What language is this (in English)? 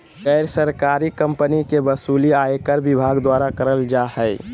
Magahi